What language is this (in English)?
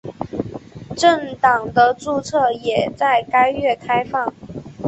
Chinese